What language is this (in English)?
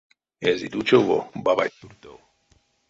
Erzya